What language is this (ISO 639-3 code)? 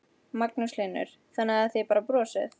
isl